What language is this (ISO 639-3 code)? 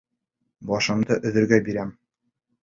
bak